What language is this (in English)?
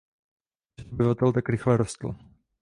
Czech